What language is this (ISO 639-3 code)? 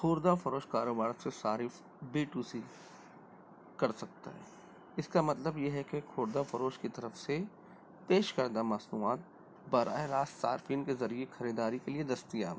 urd